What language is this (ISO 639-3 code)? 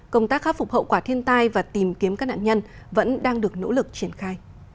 vie